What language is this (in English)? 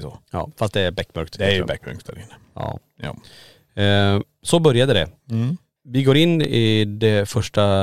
Swedish